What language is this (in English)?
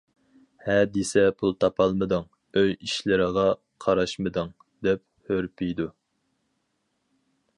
Uyghur